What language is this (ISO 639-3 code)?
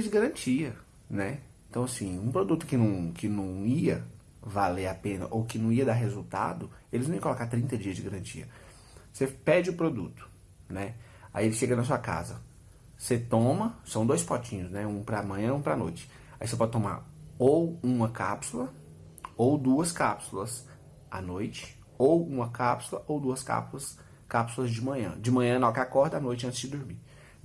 por